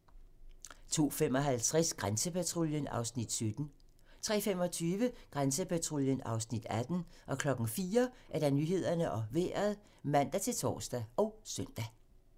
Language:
Danish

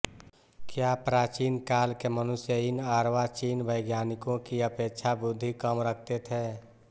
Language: Hindi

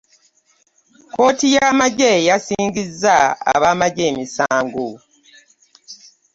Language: Ganda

